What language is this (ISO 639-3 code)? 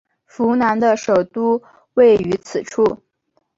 zho